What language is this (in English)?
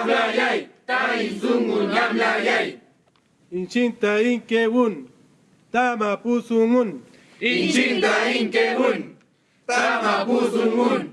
Portuguese